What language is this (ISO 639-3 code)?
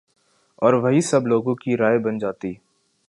urd